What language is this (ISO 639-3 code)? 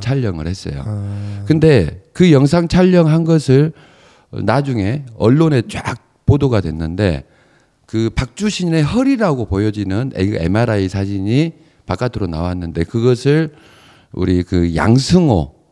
kor